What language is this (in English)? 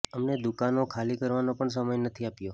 Gujarati